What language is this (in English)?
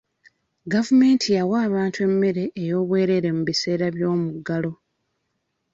Ganda